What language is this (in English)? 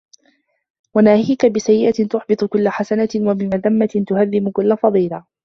Arabic